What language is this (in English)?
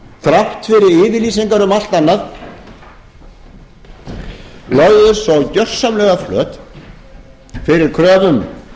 Icelandic